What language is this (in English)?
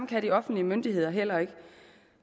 Danish